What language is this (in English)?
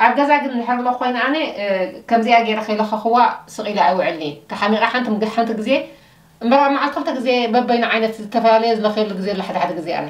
Arabic